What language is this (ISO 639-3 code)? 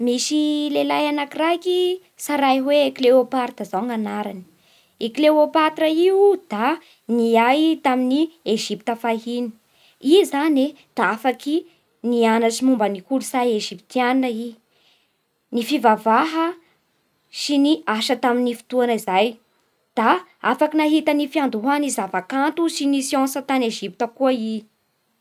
bhr